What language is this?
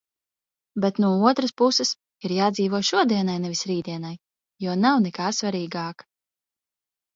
Latvian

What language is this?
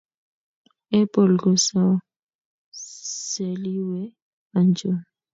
Kalenjin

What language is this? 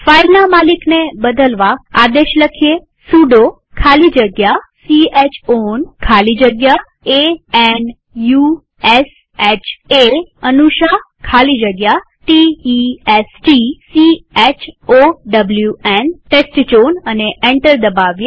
Gujarati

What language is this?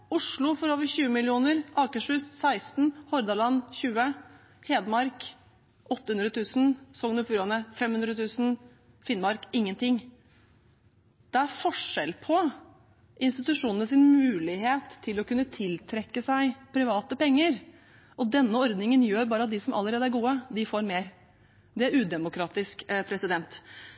Norwegian Bokmål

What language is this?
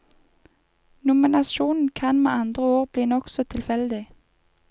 Norwegian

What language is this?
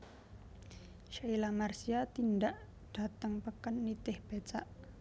Javanese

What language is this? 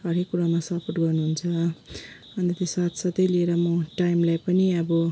Nepali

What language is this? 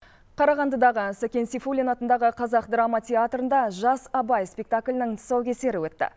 Kazakh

